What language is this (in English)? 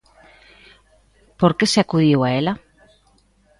Galician